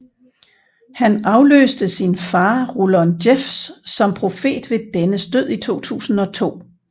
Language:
Danish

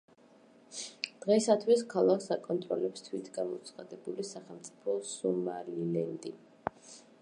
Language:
Georgian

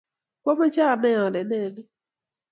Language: Kalenjin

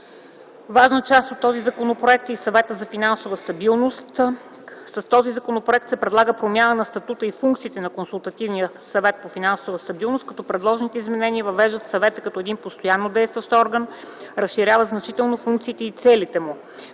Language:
Bulgarian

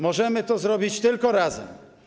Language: Polish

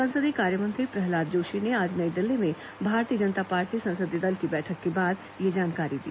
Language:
Hindi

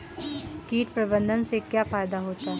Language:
Hindi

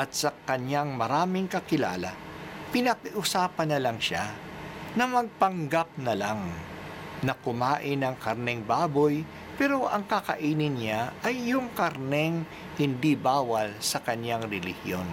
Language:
Filipino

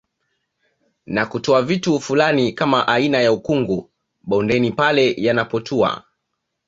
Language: Swahili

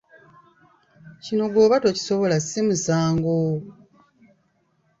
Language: Ganda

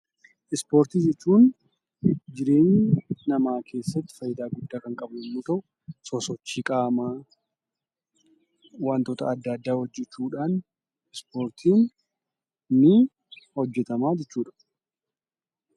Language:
Oromo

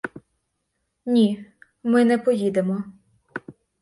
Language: Ukrainian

